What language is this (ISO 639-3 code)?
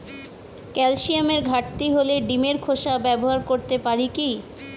ben